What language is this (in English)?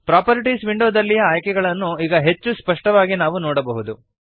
Kannada